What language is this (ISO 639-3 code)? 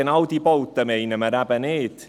gsw